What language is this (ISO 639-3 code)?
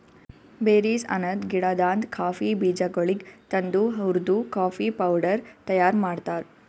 kan